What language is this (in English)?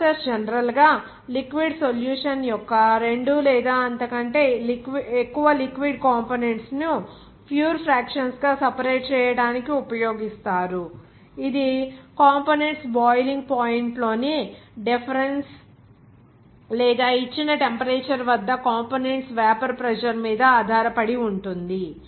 Telugu